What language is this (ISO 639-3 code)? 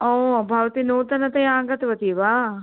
san